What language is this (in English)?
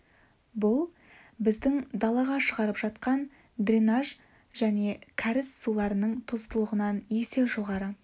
Kazakh